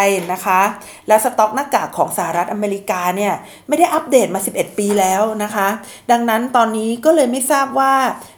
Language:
Thai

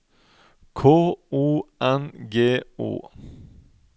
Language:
Norwegian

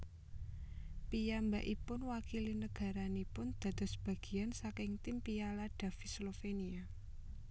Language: Javanese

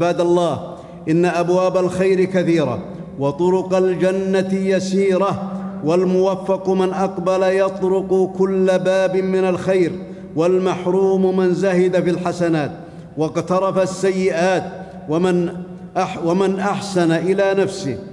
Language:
Arabic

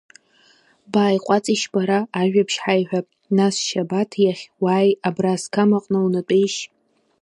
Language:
Abkhazian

